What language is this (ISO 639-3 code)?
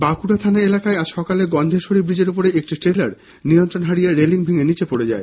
ben